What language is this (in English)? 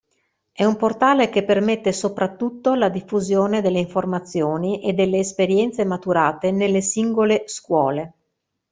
Italian